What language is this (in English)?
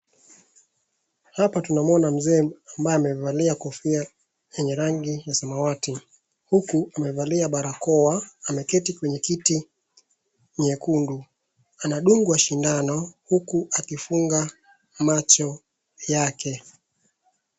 Swahili